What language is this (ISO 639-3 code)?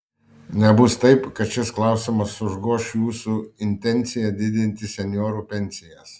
lit